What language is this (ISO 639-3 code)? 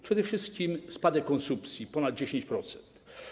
pol